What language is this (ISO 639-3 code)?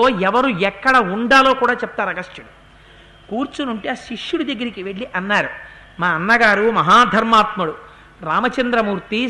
tel